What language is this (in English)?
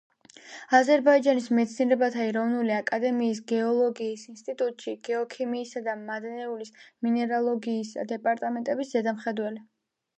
Georgian